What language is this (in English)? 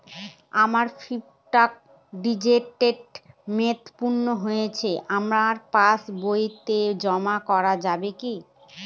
Bangla